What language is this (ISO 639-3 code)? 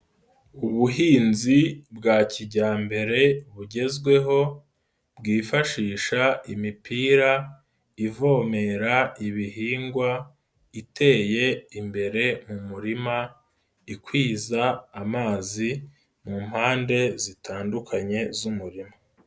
kin